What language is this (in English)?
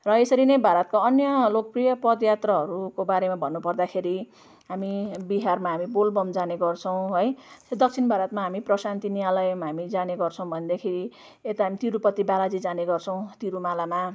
Nepali